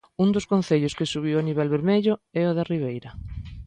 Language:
Galician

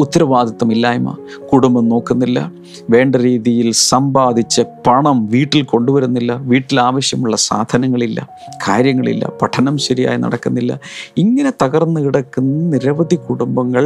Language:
Malayalam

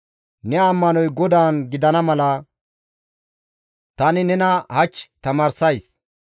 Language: Gamo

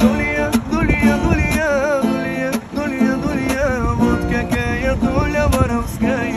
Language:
Romanian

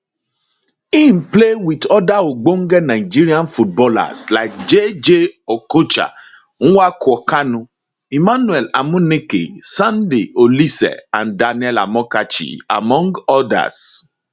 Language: Nigerian Pidgin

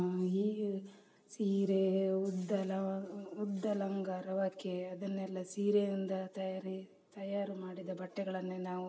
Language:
Kannada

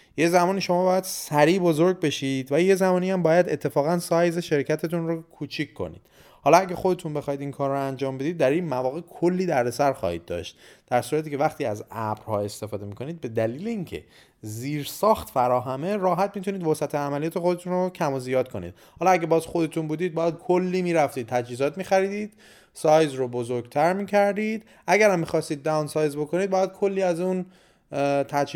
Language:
Persian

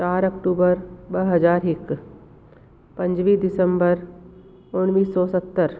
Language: Sindhi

